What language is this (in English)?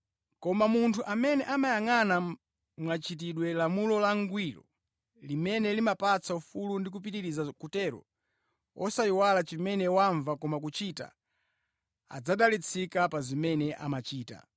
Nyanja